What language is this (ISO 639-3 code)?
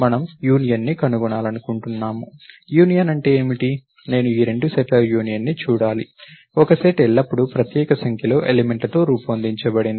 tel